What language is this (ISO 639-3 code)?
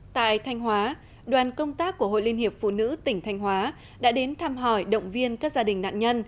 vie